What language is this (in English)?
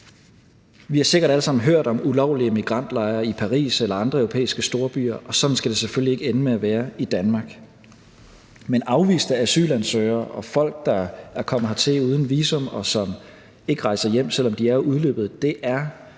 Danish